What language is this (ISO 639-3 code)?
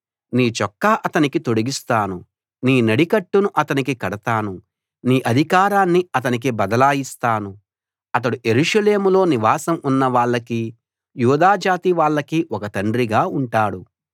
tel